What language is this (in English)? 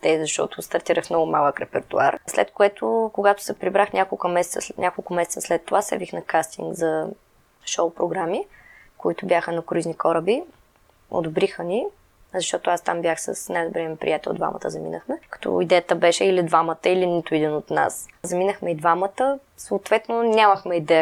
Bulgarian